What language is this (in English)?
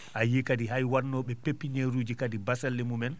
Fula